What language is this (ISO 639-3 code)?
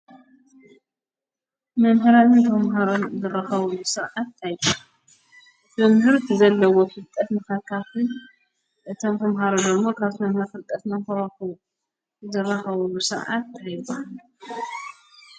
tir